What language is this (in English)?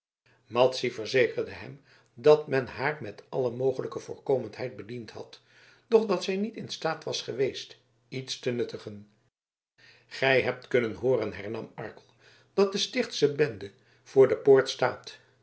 Dutch